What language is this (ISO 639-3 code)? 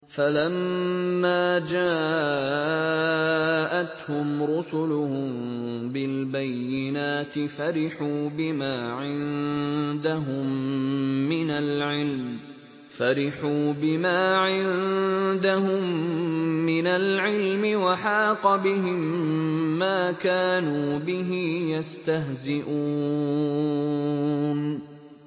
ara